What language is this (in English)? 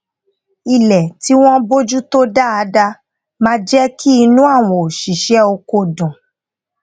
Yoruba